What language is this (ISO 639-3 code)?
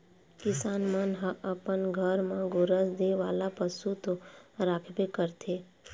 hne